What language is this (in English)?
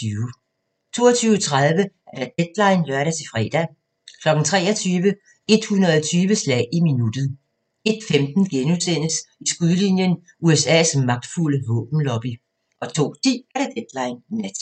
Danish